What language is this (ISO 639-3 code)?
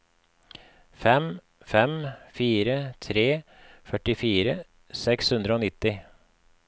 nor